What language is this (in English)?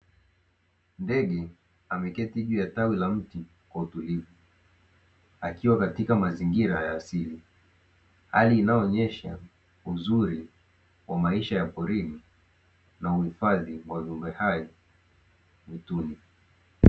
Swahili